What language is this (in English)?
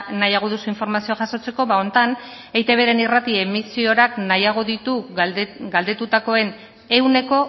Basque